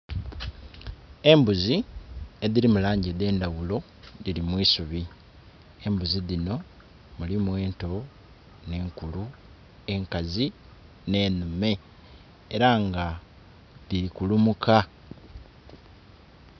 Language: Soga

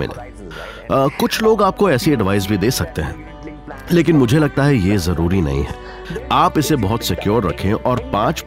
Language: Hindi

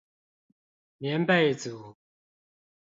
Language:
Chinese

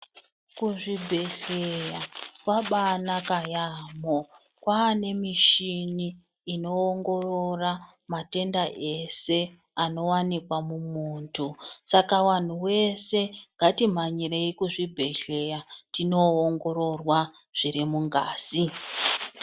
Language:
Ndau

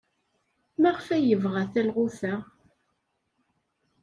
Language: Kabyle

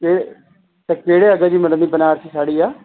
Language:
Sindhi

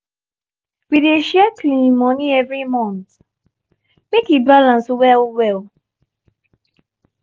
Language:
Nigerian Pidgin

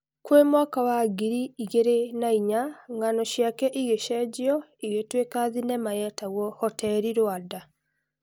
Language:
Kikuyu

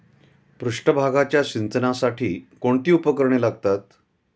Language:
Marathi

